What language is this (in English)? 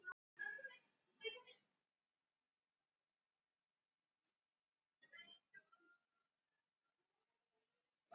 Icelandic